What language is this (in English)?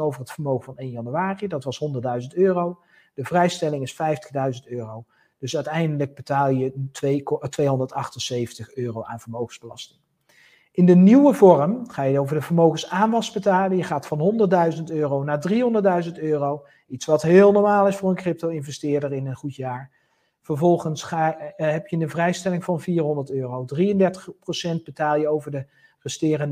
Dutch